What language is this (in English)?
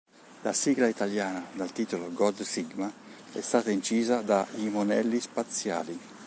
Italian